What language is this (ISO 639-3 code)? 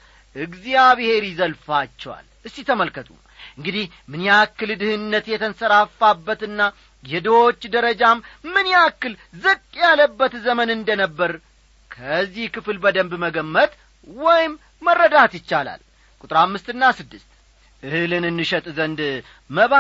amh